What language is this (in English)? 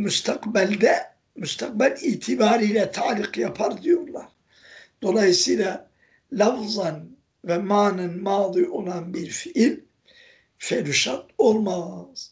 Turkish